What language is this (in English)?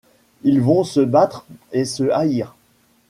French